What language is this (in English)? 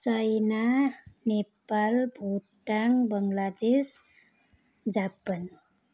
Nepali